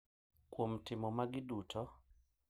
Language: Luo (Kenya and Tanzania)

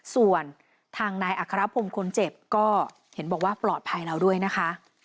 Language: Thai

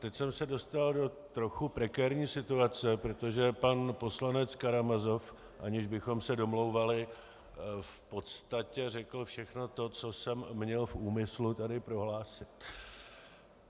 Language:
Czech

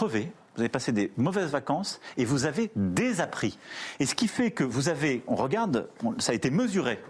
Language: French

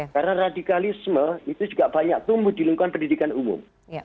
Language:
Indonesian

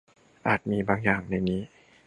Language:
Thai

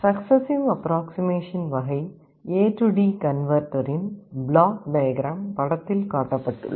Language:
Tamil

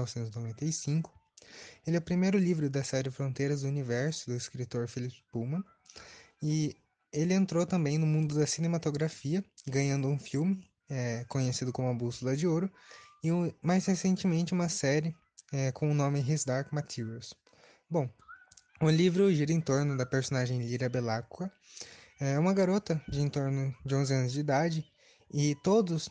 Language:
Portuguese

